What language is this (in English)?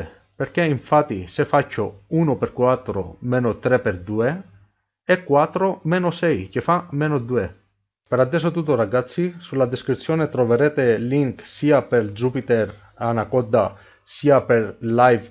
Italian